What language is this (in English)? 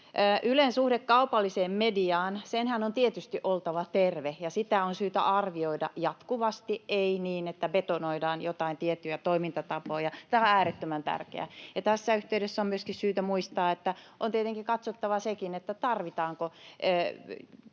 Finnish